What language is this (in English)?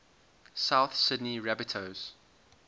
English